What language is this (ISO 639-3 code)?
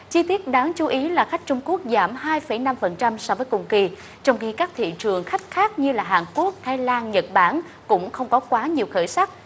vie